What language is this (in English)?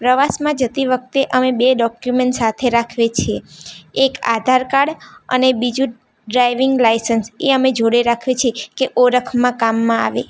Gujarati